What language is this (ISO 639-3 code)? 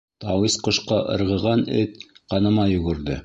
bak